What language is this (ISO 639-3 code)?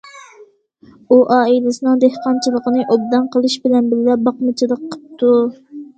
uig